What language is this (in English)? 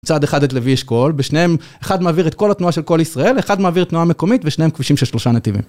Hebrew